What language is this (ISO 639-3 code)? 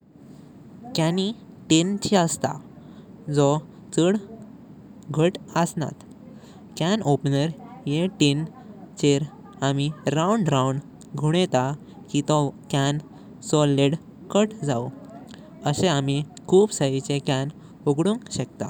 kok